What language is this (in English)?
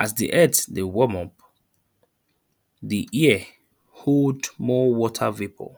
Nigerian Pidgin